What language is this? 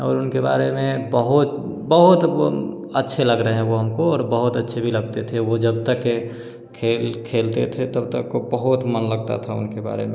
Hindi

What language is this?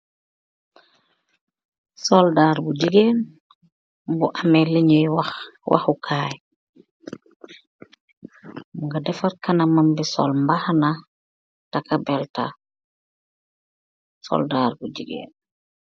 Wolof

